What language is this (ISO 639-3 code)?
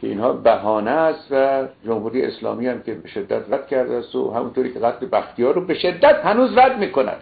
fas